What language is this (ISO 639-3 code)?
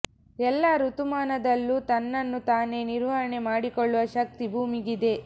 kan